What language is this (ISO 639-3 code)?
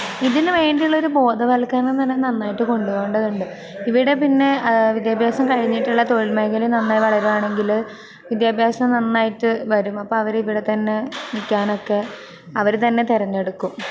mal